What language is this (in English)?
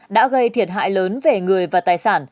Vietnamese